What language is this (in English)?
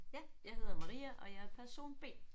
Danish